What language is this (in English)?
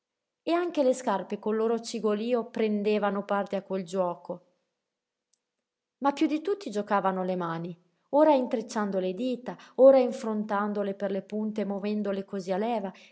Italian